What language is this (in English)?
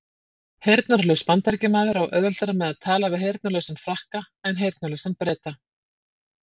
Icelandic